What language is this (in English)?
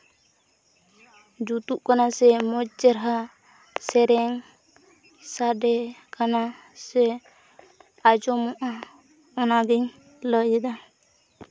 Santali